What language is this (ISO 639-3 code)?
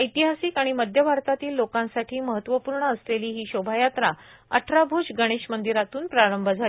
mar